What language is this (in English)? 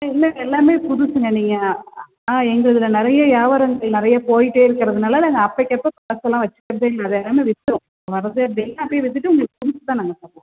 Tamil